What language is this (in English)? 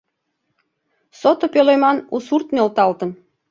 Mari